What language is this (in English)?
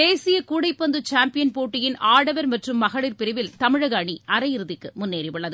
Tamil